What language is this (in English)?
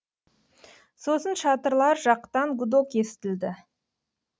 Kazakh